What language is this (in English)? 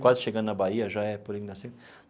Portuguese